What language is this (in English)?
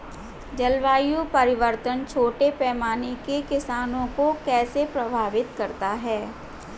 Hindi